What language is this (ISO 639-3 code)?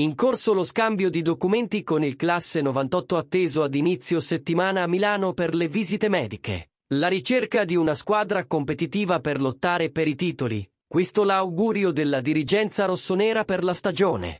ita